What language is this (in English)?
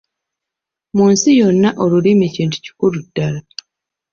Ganda